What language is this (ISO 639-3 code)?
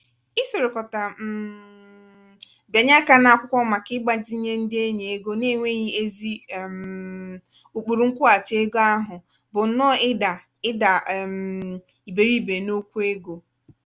ibo